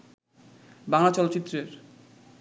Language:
Bangla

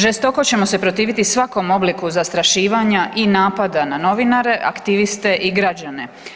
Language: Croatian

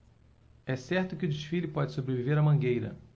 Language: Portuguese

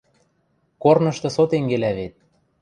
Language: Western Mari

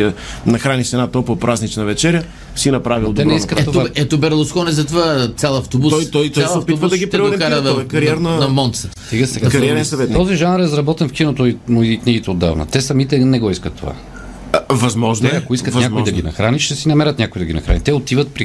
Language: Bulgarian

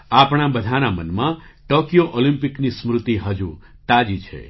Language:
Gujarati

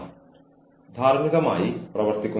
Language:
Malayalam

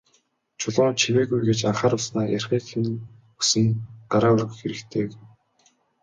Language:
Mongolian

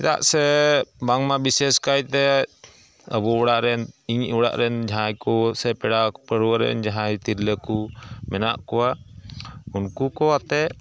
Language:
Santali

